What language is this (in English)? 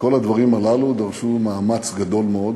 Hebrew